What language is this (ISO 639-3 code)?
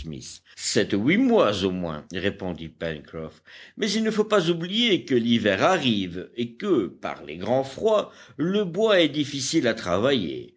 fra